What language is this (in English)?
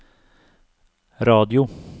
Norwegian